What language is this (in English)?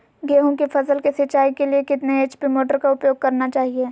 Magahi